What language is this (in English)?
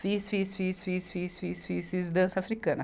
Portuguese